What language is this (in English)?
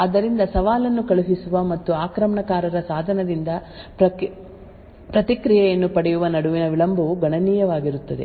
Kannada